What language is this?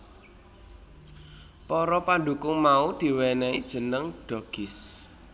Javanese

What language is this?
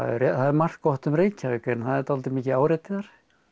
Icelandic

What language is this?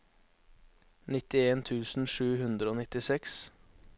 Norwegian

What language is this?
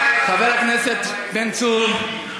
Hebrew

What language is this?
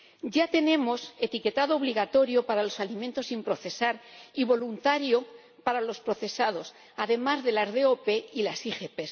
Spanish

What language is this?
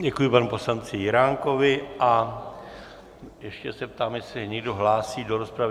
Czech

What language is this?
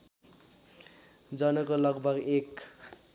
Nepali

